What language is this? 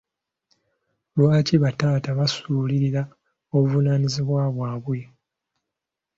Ganda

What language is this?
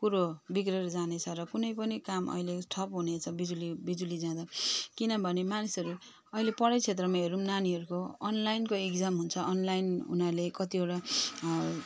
Nepali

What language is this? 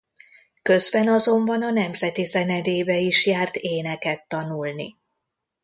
Hungarian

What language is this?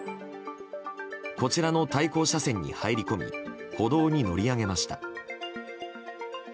Japanese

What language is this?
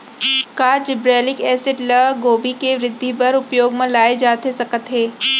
Chhattisgarhi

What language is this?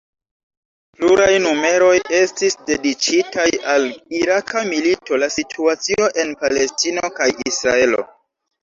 Esperanto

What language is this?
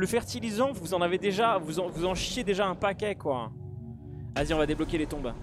French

